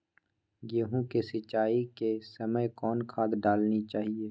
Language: Magahi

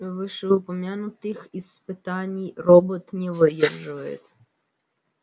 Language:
Russian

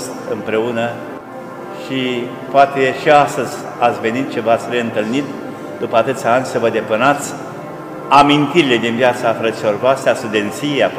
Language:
Romanian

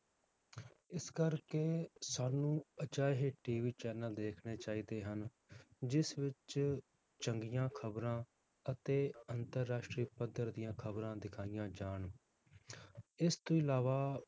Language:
Punjabi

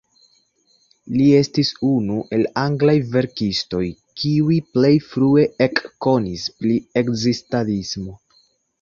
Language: Esperanto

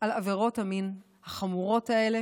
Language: Hebrew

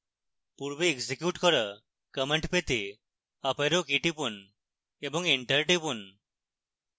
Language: Bangla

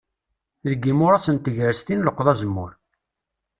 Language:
Kabyle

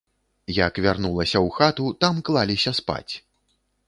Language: Belarusian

